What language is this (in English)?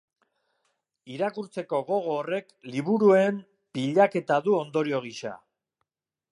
Basque